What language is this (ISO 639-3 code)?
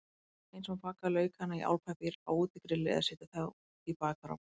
isl